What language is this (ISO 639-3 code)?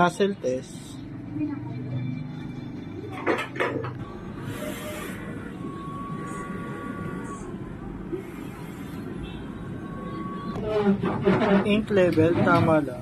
fil